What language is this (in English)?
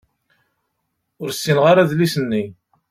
Kabyle